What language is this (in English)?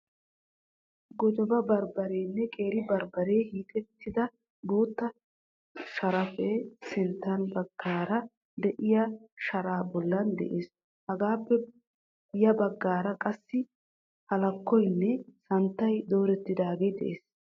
Wolaytta